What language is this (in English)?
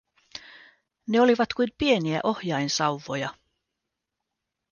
Finnish